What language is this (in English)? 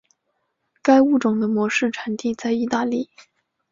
Chinese